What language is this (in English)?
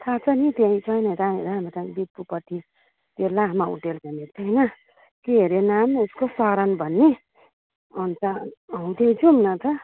Nepali